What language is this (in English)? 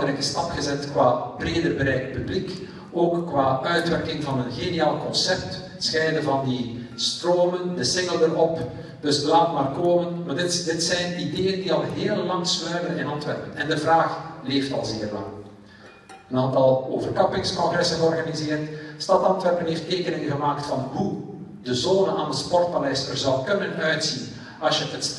Dutch